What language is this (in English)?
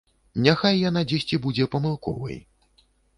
Belarusian